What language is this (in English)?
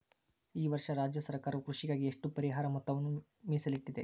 Kannada